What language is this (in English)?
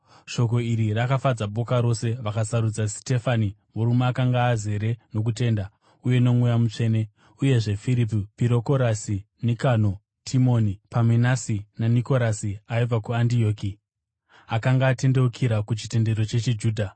Shona